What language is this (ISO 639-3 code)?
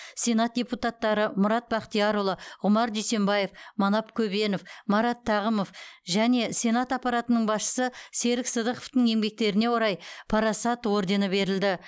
kaz